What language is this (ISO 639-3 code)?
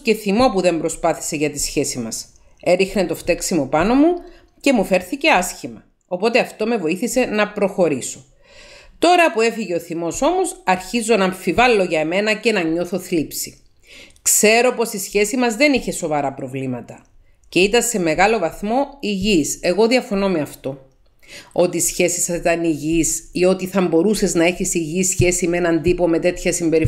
ell